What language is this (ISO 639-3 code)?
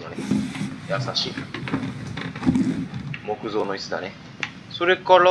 jpn